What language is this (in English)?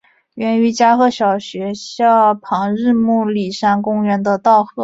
Chinese